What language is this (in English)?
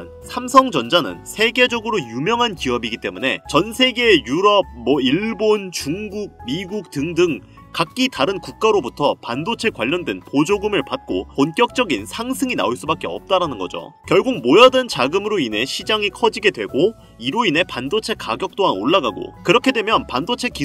Korean